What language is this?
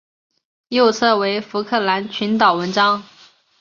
Chinese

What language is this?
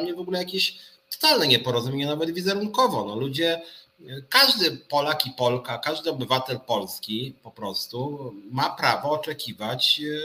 Polish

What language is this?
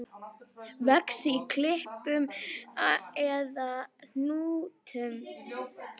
Icelandic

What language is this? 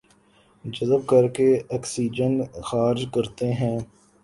Urdu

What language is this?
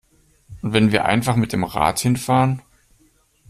German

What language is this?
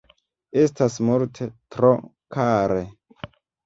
Esperanto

